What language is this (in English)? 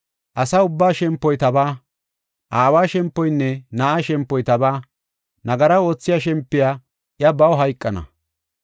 Gofa